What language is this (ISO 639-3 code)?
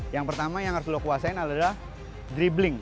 ind